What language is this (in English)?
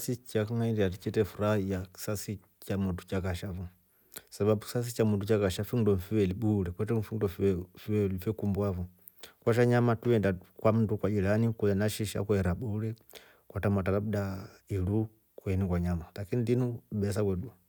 Rombo